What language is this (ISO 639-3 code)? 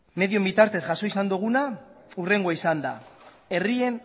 eus